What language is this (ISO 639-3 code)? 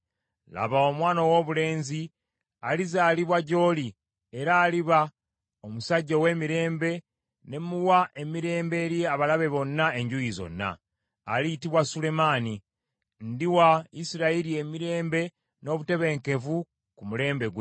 lug